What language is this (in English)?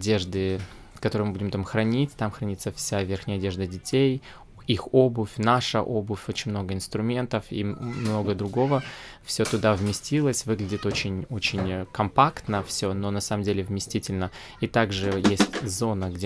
Russian